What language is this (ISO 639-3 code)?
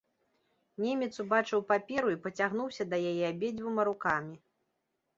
bel